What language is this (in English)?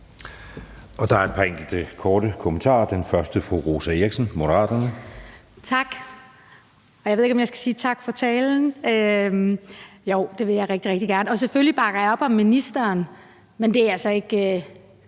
Danish